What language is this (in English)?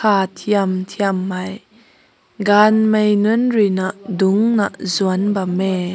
Rongmei Naga